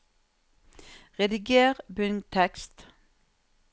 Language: Norwegian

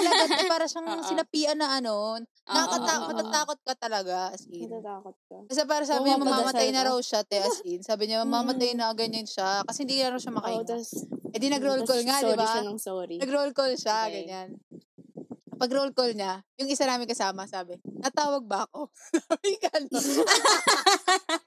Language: Filipino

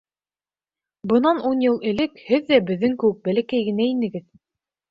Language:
Bashkir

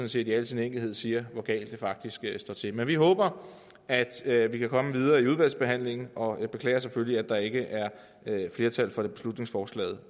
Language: Danish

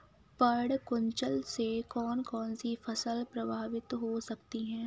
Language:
Hindi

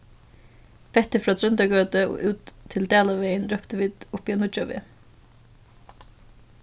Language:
Faroese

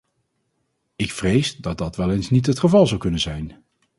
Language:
Dutch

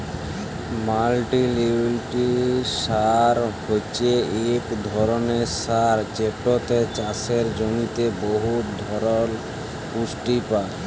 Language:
Bangla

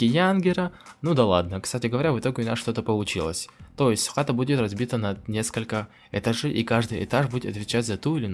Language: Russian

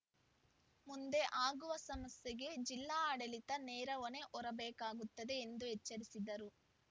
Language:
Kannada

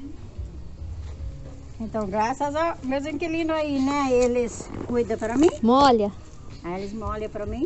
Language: Portuguese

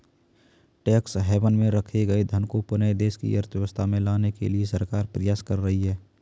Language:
Hindi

